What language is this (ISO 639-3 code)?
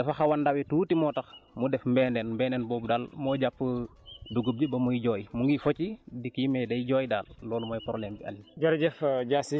wol